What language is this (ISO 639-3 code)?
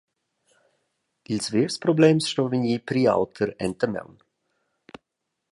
roh